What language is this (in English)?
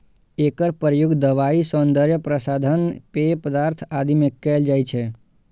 Maithili